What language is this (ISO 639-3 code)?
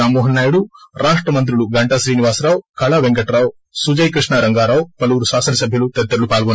tel